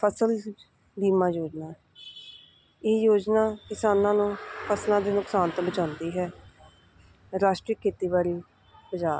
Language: Punjabi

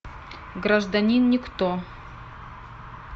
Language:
Russian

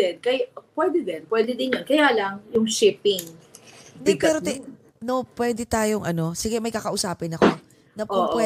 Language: Filipino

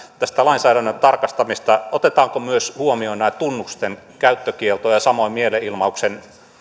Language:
Finnish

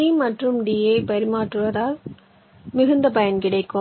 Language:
Tamil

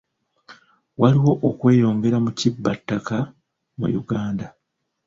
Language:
Ganda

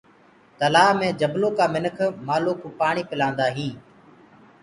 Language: Gurgula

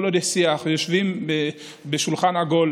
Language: Hebrew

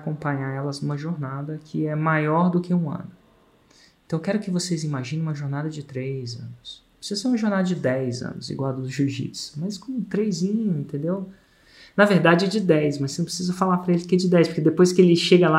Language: Portuguese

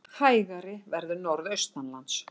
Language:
Icelandic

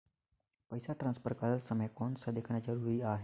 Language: Chhattisgarhi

